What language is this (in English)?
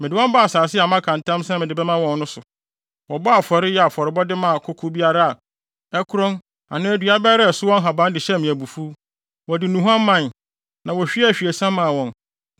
Akan